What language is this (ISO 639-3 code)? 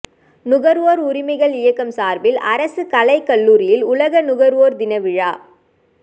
tam